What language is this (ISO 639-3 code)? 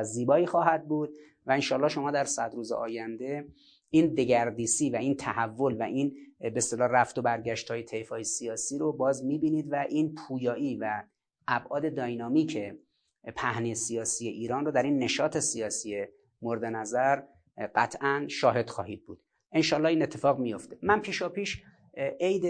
fas